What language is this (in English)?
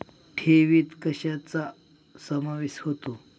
Marathi